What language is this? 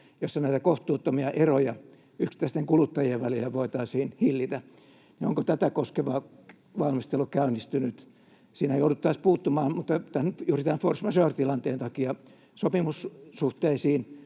Finnish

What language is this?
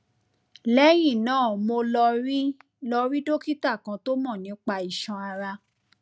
Yoruba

